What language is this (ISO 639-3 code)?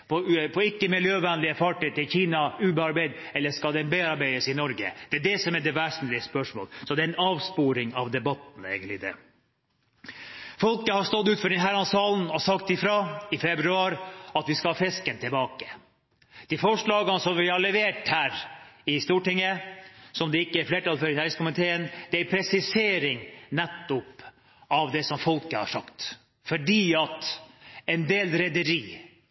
nor